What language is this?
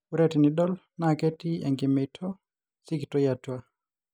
Masai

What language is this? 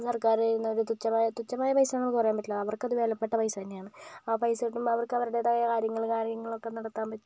Malayalam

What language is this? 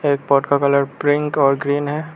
Hindi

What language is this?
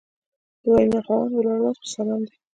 Pashto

